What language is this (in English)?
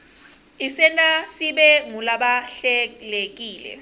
Swati